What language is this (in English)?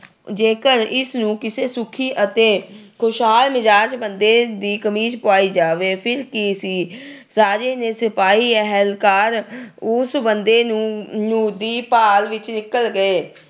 Punjabi